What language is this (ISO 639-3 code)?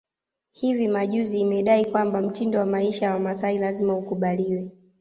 swa